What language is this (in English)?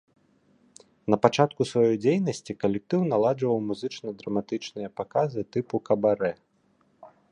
Belarusian